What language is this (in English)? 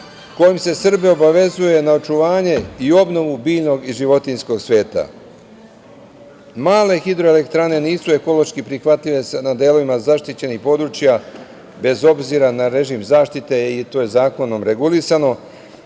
Serbian